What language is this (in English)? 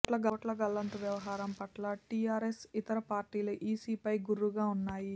Telugu